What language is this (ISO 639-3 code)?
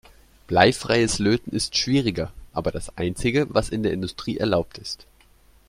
deu